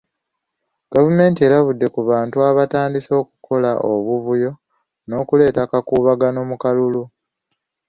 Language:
Ganda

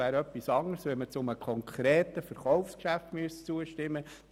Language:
Swiss German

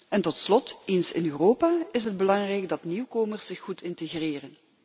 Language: Dutch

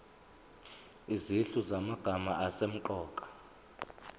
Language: Zulu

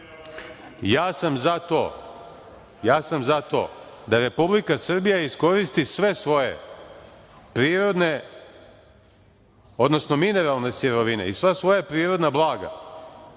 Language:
Serbian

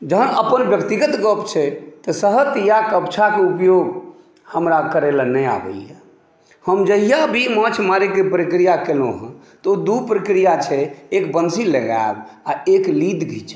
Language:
Maithili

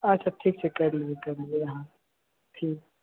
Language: Maithili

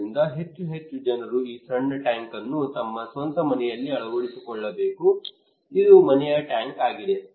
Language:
Kannada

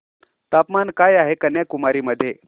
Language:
Marathi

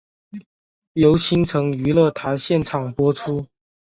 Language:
Chinese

